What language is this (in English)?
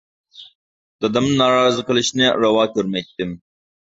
Uyghur